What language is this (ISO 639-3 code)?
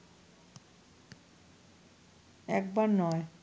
ben